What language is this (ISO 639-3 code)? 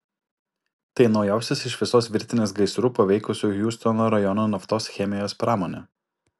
lit